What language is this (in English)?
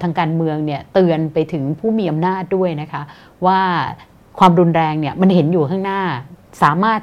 Thai